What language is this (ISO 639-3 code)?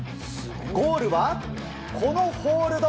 jpn